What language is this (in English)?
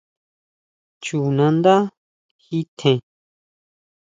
Huautla Mazatec